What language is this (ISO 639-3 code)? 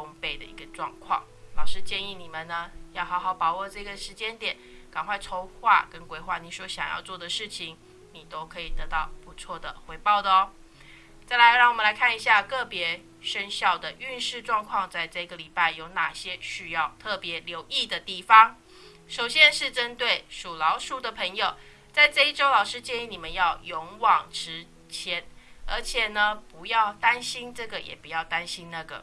zho